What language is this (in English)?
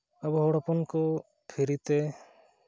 Santali